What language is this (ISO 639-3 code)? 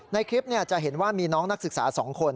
tha